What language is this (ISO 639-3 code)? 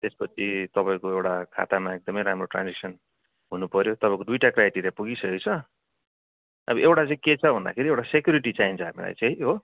nep